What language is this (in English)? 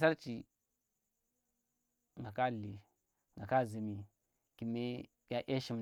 Tera